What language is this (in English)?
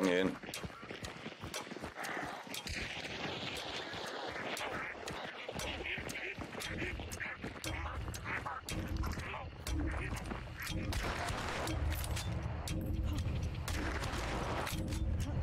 German